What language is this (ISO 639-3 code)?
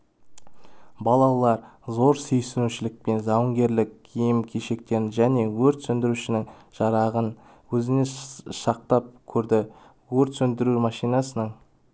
kaz